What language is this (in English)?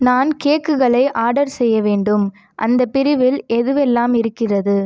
Tamil